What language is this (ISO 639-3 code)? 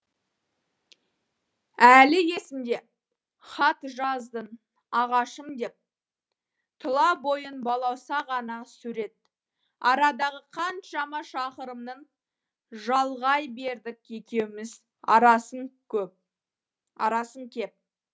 kaz